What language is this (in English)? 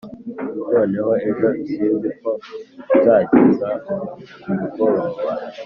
Kinyarwanda